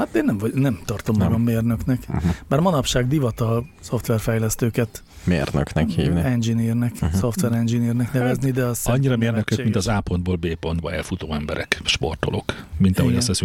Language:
Hungarian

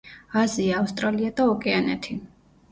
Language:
Georgian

